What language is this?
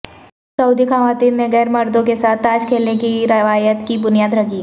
Urdu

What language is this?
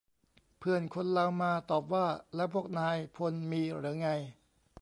Thai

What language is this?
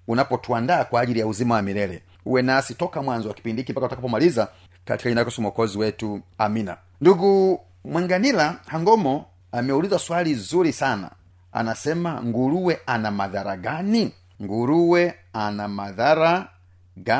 Swahili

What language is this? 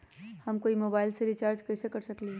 Magahi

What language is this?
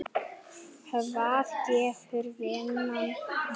Icelandic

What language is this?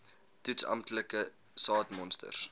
Afrikaans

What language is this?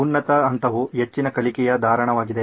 Kannada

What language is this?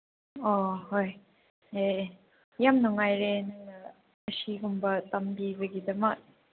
Manipuri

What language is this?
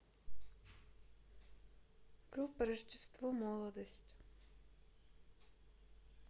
Russian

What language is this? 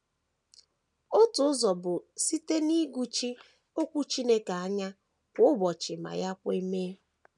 Igbo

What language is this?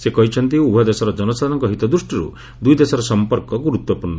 Odia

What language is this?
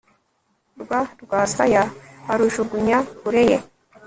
Kinyarwanda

